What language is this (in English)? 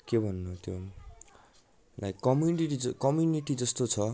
Nepali